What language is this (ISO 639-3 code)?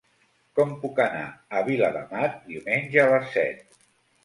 cat